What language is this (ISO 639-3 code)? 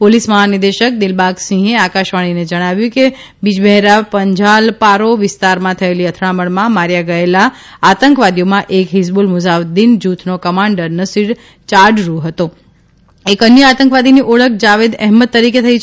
guj